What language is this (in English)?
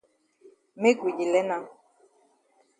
Cameroon Pidgin